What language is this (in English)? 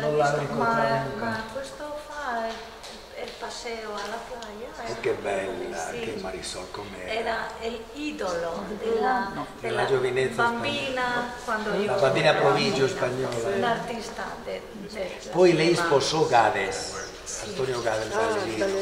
Italian